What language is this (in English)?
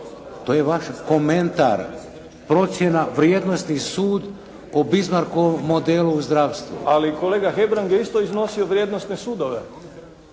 Croatian